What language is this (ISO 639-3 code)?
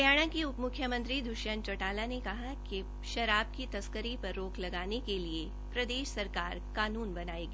hin